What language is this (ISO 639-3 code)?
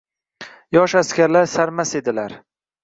uzb